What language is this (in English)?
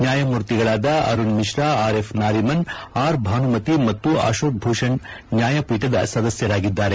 Kannada